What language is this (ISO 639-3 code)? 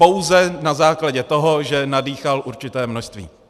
ces